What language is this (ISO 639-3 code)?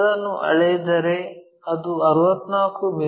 kan